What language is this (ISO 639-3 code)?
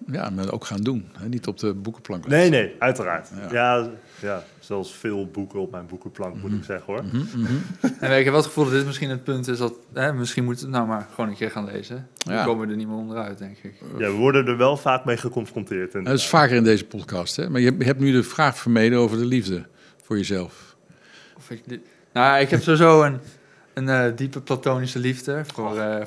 nld